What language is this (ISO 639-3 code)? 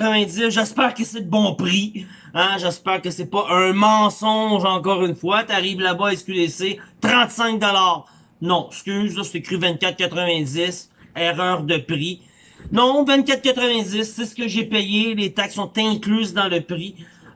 fra